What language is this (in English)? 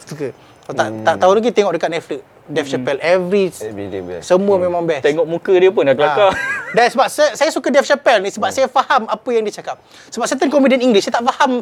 Malay